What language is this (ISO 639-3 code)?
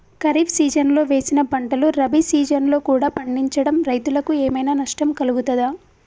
tel